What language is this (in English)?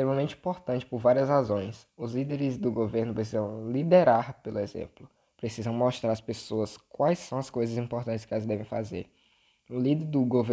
Portuguese